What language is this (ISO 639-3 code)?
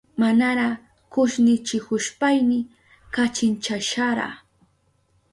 qup